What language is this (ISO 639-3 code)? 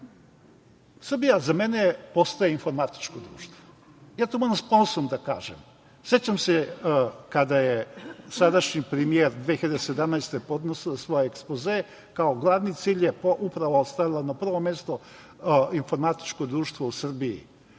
srp